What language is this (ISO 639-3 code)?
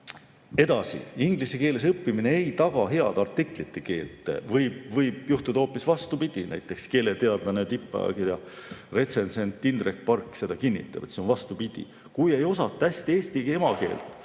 est